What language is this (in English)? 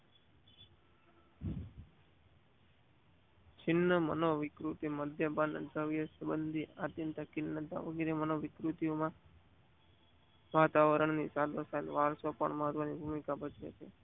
Gujarati